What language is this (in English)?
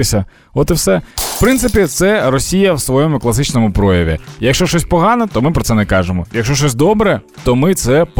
Ukrainian